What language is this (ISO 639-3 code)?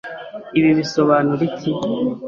kin